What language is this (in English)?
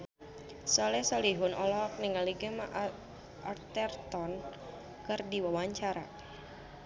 Sundanese